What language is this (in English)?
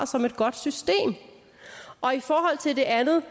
Danish